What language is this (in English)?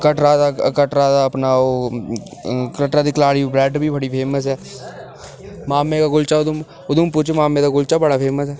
Dogri